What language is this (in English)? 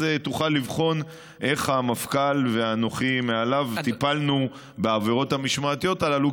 Hebrew